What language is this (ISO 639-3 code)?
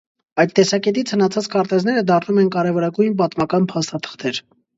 hye